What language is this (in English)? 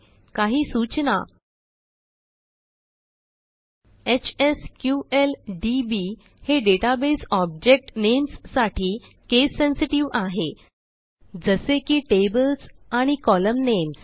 Marathi